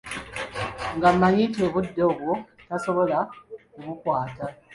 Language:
Ganda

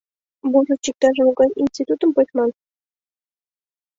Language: Mari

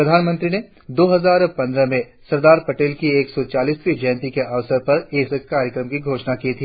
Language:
Hindi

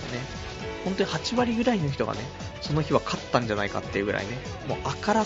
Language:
Japanese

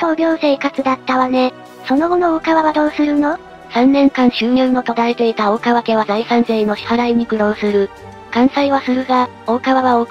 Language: Japanese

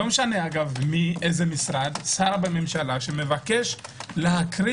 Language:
Hebrew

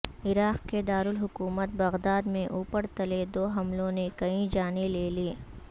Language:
Urdu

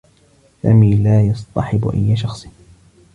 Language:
Arabic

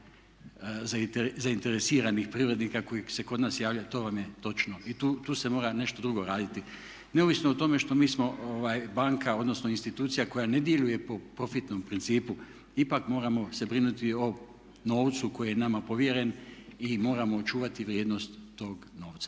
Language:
Croatian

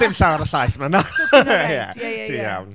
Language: Welsh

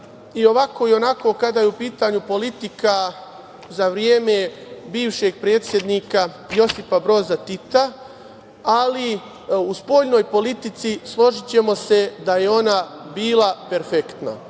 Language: Serbian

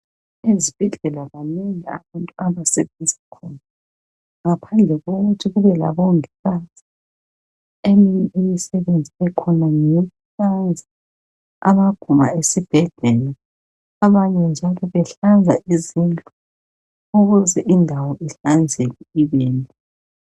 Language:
North Ndebele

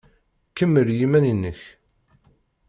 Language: Kabyle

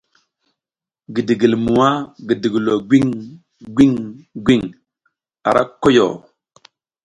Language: South Giziga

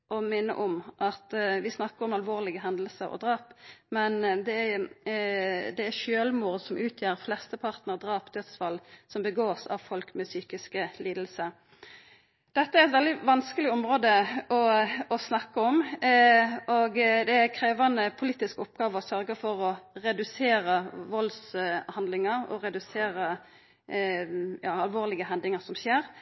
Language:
Norwegian Nynorsk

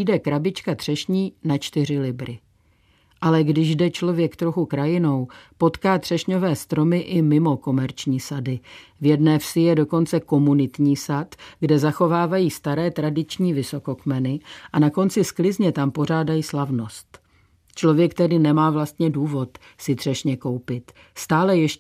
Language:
Czech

